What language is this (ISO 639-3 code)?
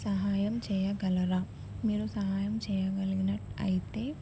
tel